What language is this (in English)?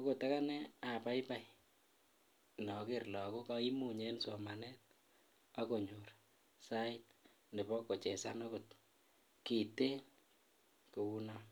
Kalenjin